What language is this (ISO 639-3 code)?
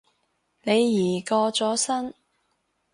yue